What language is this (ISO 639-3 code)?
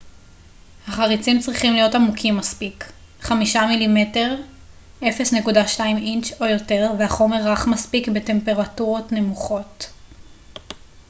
heb